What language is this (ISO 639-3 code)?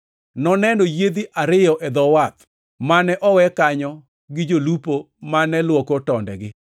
luo